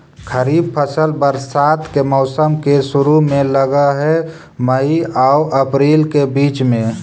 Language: Magahi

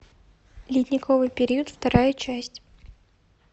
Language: Russian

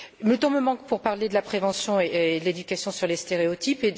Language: French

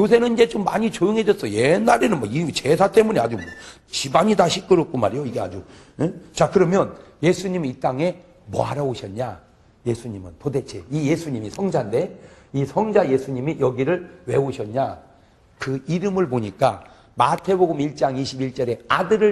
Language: Korean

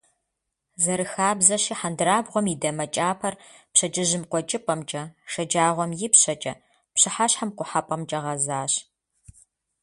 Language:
Kabardian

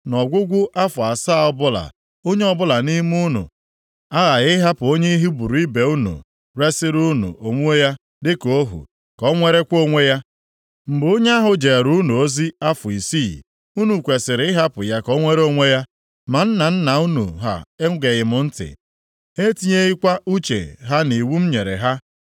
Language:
Igbo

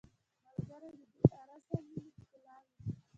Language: Pashto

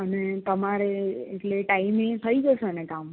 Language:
Gujarati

